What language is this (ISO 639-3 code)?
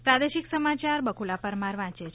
guj